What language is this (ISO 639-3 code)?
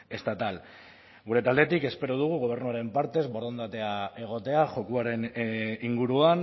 eus